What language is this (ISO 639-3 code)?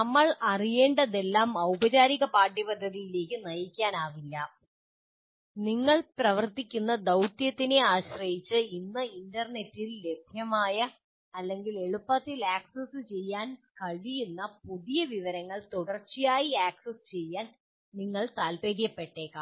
mal